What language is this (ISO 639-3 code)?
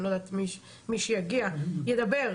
heb